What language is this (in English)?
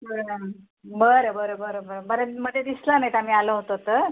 Marathi